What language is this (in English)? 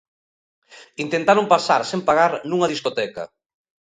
Galician